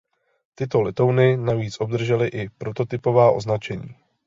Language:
Czech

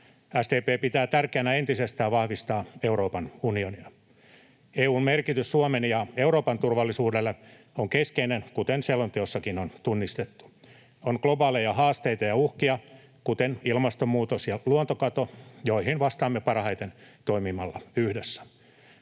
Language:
Finnish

